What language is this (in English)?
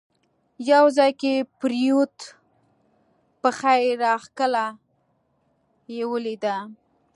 Pashto